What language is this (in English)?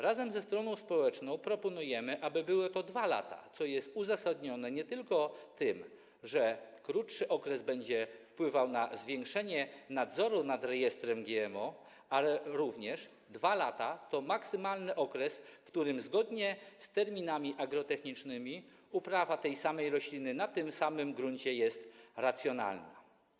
Polish